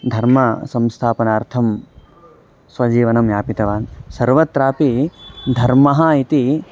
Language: Sanskrit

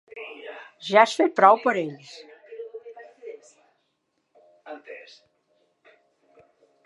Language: Catalan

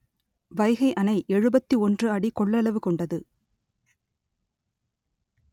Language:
Tamil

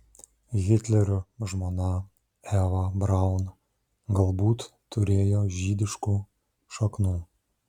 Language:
Lithuanian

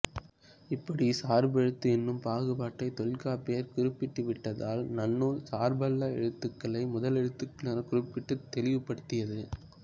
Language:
Tamil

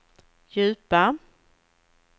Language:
Swedish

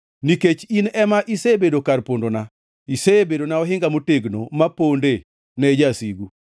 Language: Luo (Kenya and Tanzania)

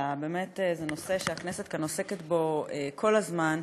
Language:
Hebrew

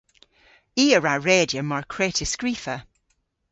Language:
Cornish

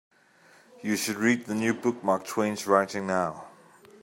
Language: English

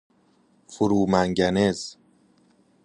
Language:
Persian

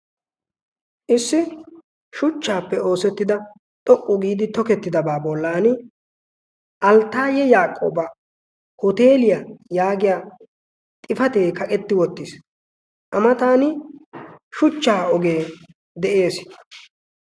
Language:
Wolaytta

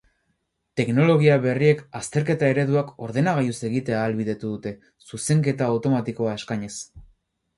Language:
Basque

